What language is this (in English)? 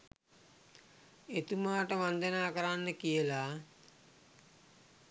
Sinhala